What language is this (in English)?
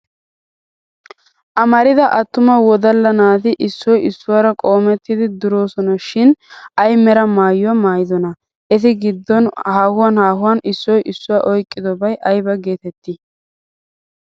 Wolaytta